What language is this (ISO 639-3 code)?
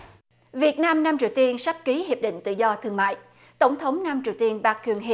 vie